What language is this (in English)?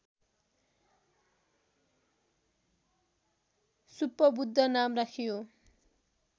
Nepali